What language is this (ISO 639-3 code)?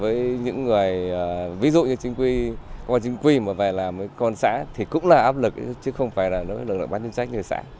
vie